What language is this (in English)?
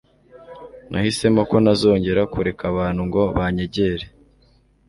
Kinyarwanda